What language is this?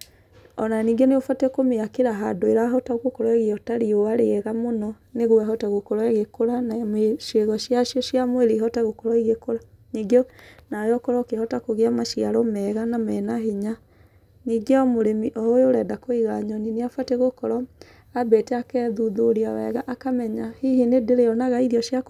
Kikuyu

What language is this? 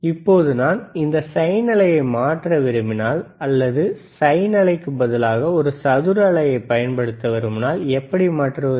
Tamil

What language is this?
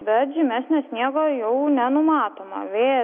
Lithuanian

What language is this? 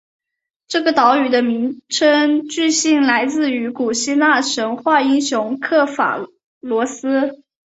Chinese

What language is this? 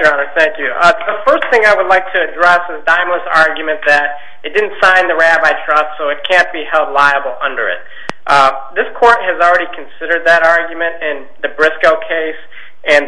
English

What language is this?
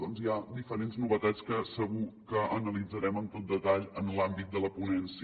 Catalan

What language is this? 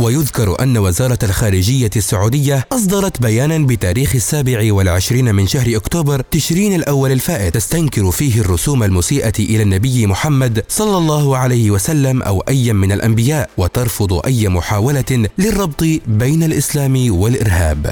Arabic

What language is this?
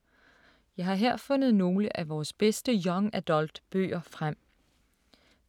Danish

